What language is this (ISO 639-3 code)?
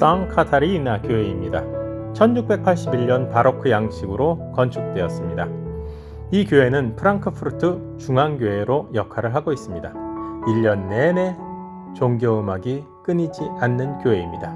kor